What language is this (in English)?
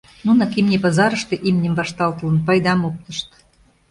Mari